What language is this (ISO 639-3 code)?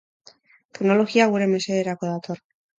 eus